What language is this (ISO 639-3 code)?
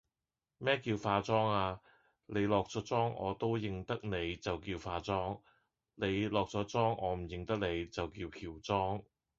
yue